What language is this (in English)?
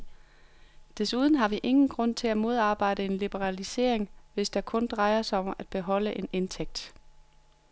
Danish